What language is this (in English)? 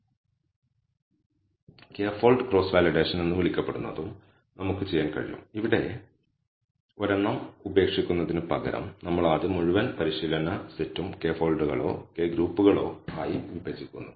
Malayalam